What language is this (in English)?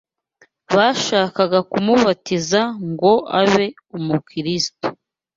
Kinyarwanda